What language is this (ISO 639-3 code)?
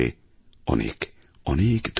ben